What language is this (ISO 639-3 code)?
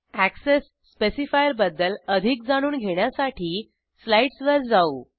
mar